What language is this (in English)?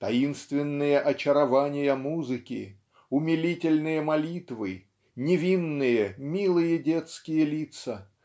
Russian